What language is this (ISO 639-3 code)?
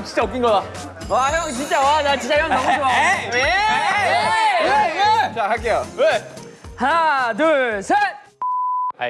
kor